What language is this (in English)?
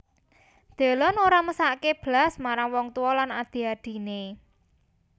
Javanese